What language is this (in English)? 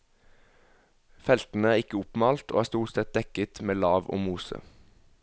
Norwegian